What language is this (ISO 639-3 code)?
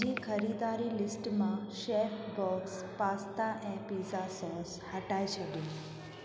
snd